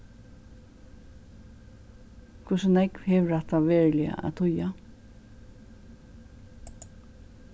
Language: Faroese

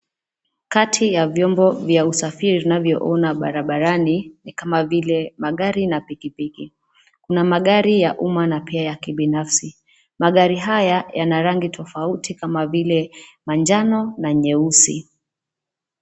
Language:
Swahili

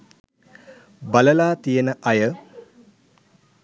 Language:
Sinhala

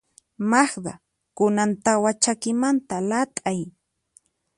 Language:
Puno Quechua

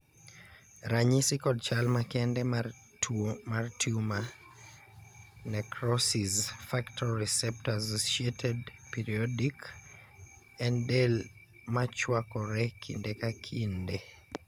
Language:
Luo (Kenya and Tanzania)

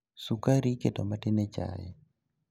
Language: Luo (Kenya and Tanzania)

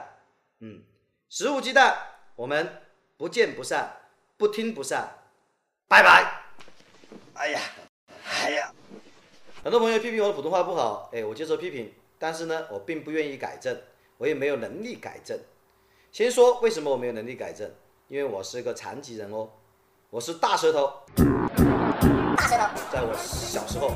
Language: Chinese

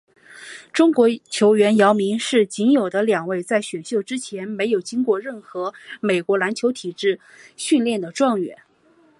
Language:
Chinese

